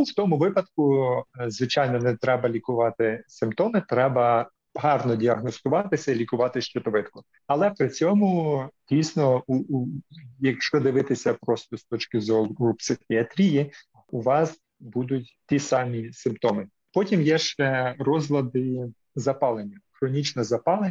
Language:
Ukrainian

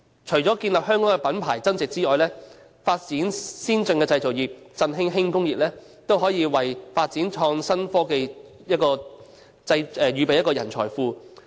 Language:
Cantonese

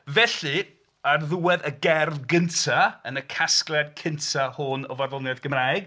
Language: Welsh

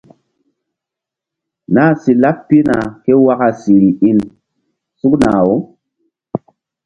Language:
Mbum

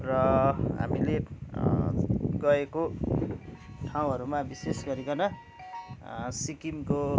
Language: Nepali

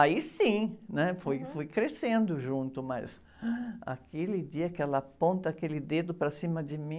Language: Portuguese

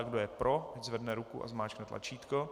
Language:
Czech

